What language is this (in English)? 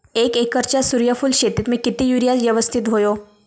Marathi